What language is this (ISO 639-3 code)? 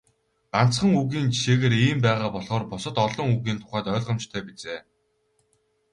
mon